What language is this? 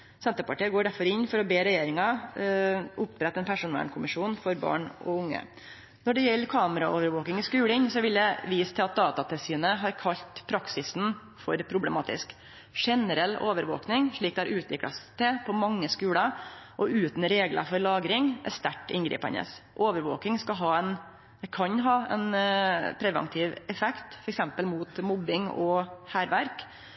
Norwegian Nynorsk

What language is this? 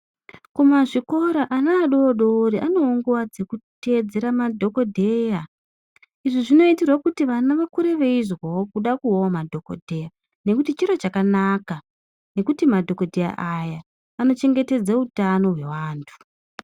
Ndau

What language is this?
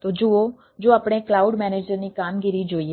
Gujarati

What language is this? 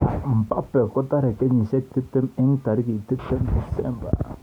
Kalenjin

